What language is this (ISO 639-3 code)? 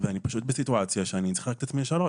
heb